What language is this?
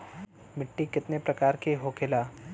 Bhojpuri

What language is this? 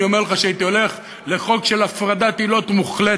Hebrew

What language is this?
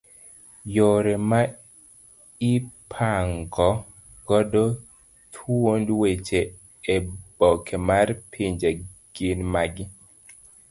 Luo (Kenya and Tanzania)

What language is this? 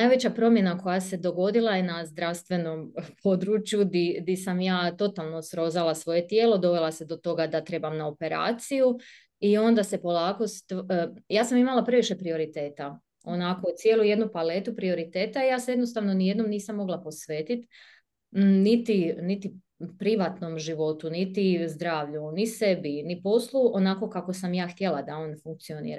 Croatian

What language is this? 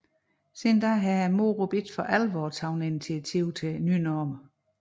Danish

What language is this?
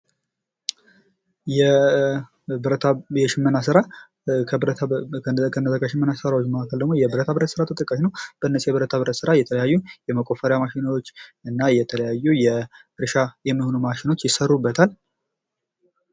Amharic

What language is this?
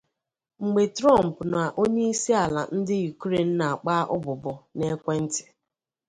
Igbo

